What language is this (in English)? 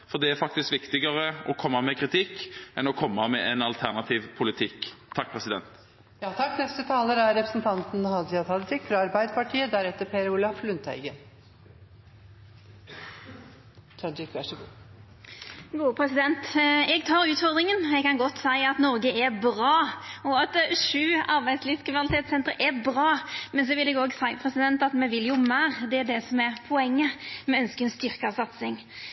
Norwegian